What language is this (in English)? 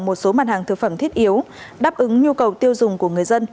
Vietnamese